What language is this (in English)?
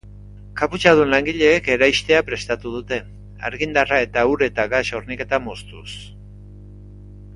Basque